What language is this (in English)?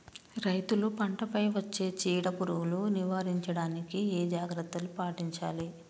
Telugu